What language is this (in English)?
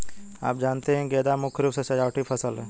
Hindi